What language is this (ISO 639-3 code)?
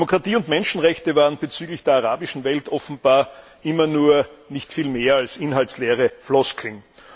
deu